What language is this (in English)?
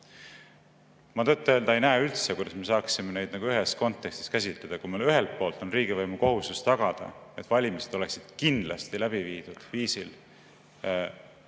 Estonian